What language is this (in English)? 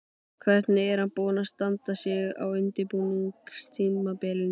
Icelandic